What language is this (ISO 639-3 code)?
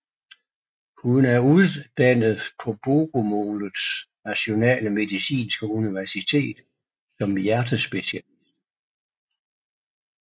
dan